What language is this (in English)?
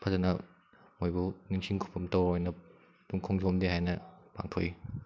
Manipuri